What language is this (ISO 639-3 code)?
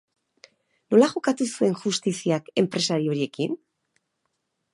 eus